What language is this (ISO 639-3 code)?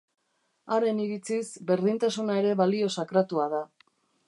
eus